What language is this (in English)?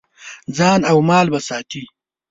Pashto